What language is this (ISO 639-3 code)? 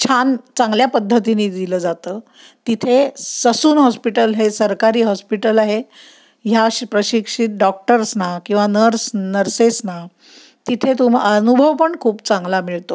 mar